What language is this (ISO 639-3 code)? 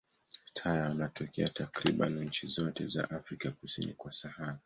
swa